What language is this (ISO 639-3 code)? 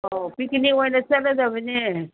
mni